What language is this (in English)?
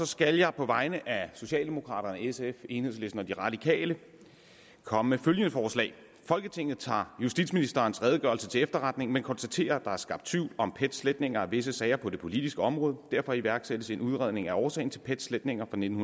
Danish